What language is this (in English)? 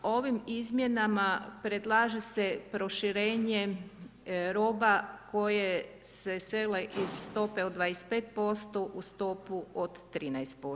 Croatian